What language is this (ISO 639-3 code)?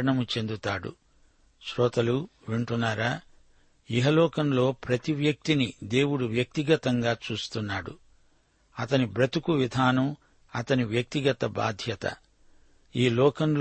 tel